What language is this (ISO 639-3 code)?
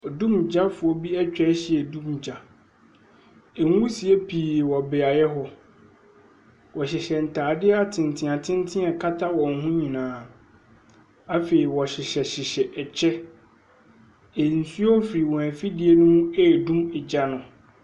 aka